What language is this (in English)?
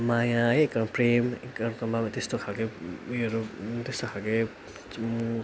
Nepali